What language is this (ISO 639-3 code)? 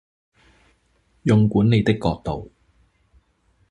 zho